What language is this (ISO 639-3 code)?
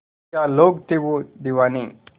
hin